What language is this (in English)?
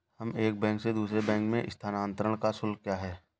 Hindi